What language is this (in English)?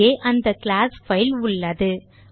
Tamil